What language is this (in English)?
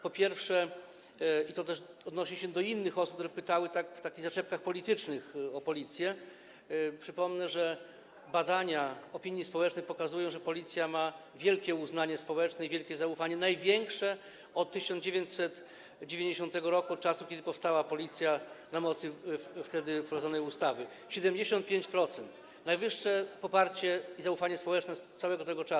Polish